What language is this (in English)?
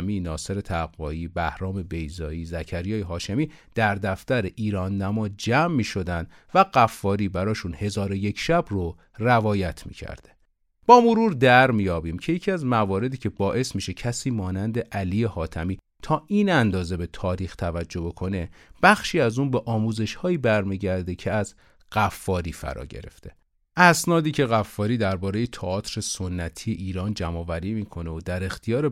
Persian